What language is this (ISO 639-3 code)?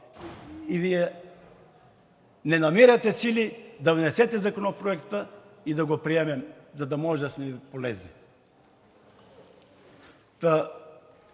bul